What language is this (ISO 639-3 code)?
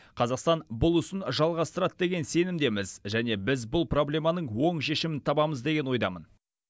kaz